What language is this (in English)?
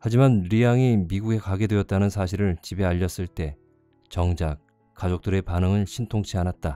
Korean